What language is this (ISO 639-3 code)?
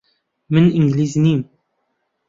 ckb